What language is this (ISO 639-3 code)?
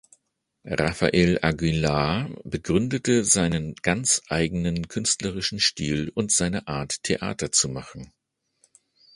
deu